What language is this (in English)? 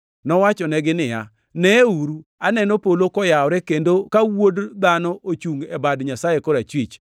Luo (Kenya and Tanzania)